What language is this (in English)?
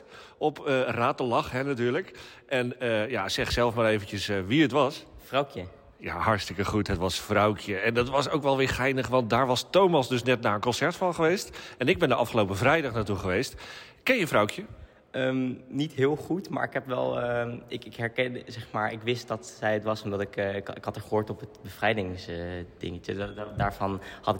Dutch